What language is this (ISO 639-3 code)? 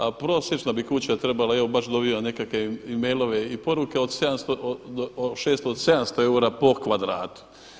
hrv